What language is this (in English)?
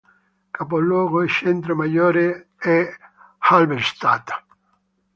Italian